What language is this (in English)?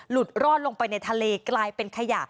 Thai